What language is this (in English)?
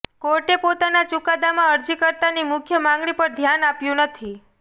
Gujarati